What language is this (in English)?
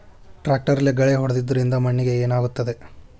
Kannada